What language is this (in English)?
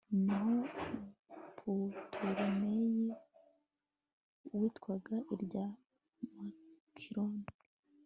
Kinyarwanda